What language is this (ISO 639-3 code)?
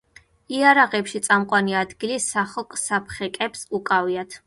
kat